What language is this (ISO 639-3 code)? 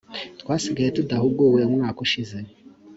kin